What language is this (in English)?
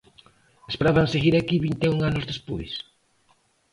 Galician